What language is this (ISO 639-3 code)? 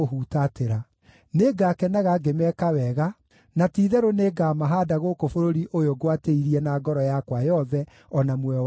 kik